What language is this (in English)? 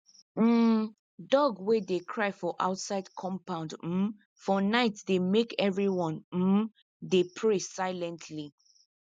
Nigerian Pidgin